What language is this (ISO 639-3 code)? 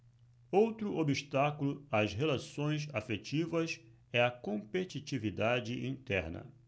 por